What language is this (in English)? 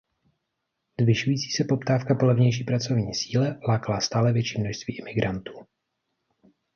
Czech